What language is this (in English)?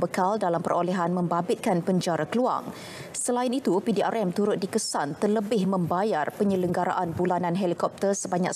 Malay